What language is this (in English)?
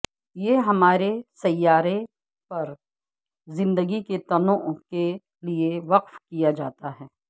Urdu